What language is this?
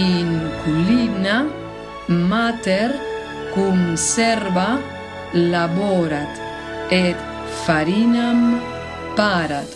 Latin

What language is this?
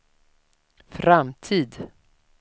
Swedish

